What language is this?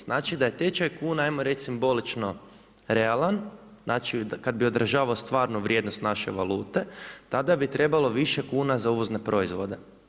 Croatian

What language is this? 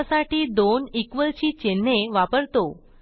Marathi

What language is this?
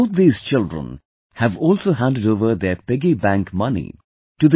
English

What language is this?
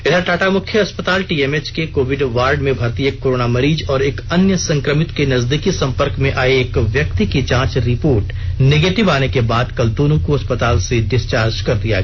Hindi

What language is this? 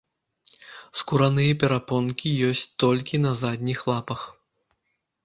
Belarusian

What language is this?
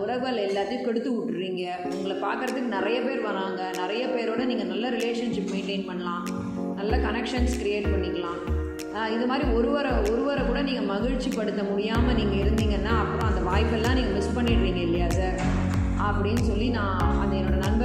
Tamil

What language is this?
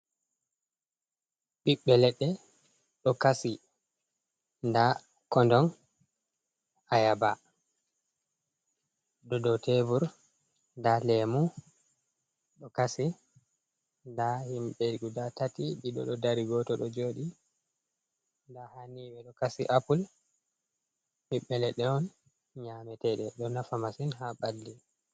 Fula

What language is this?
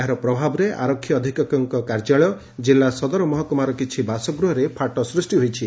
Odia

